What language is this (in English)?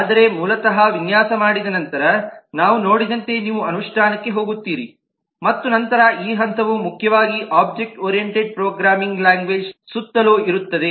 Kannada